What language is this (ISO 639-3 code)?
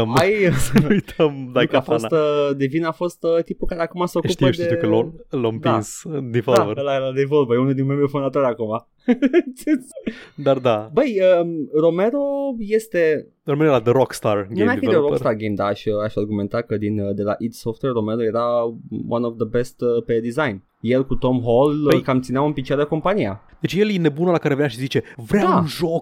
ron